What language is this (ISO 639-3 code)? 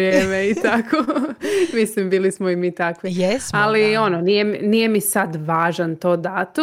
hrv